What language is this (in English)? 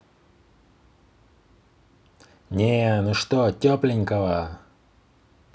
Russian